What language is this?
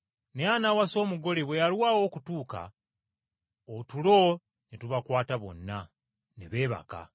Ganda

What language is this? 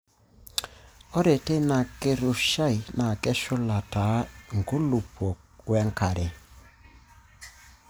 Masai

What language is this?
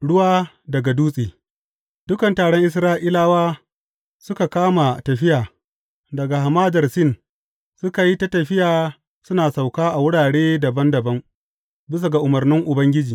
Hausa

